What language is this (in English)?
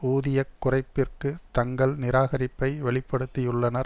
Tamil